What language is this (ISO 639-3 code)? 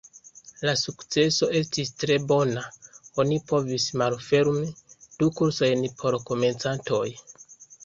epo